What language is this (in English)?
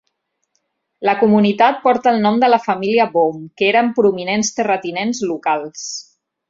Catalan